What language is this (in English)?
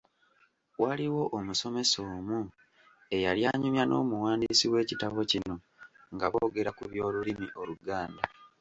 Ganda